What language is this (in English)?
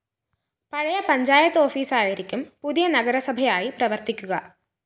Malayalam